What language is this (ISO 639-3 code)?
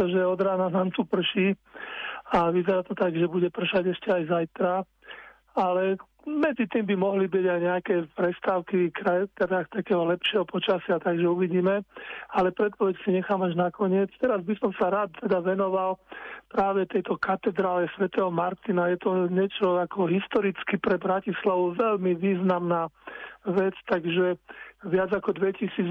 slk